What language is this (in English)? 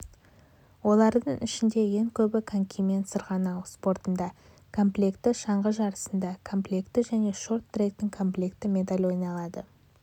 Kazakh